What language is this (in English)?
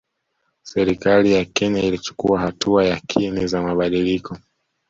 Swahili